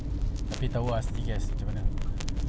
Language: English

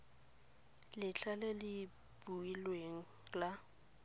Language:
Tswana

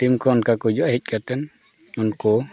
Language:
Santali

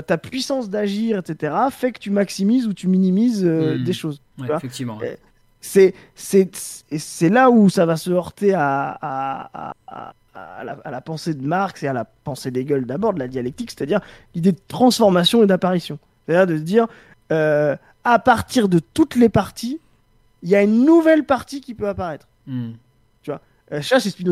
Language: French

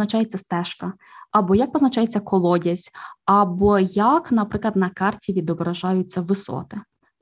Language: Ukrainian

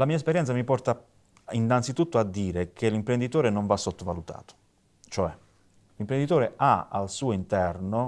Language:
Italian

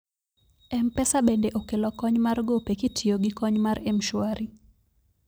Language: Luo (Kenya and Tanzania)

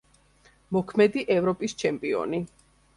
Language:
Georgian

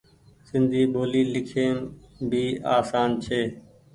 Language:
Goaria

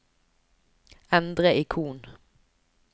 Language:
Norwegian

